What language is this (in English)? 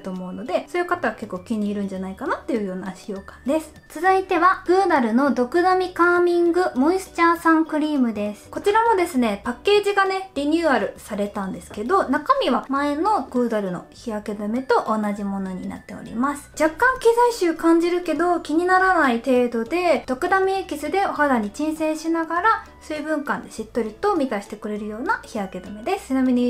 Japanese